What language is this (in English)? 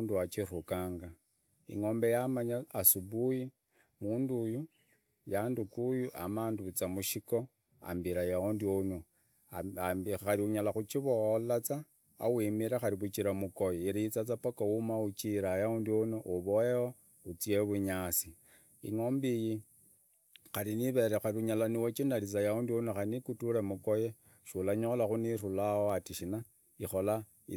Idakho-Isukha-Tiriki